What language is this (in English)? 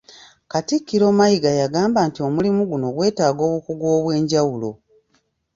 Ganda